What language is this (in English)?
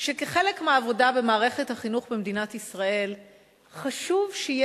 Hebrew